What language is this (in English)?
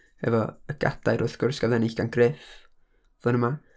Welsh